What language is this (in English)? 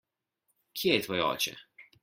Slovenian